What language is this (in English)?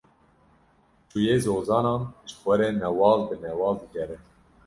Kurdish